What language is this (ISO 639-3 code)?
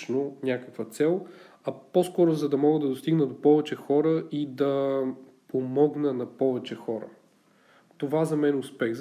bul